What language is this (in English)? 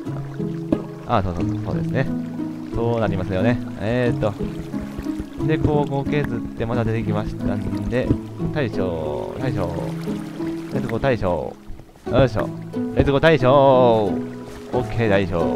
Japanese